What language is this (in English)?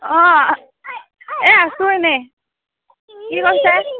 Assamese